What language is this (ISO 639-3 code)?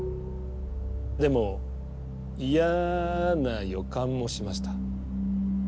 jpn